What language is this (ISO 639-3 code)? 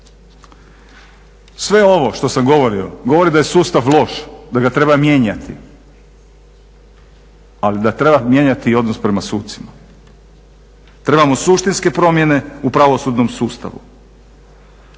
hrv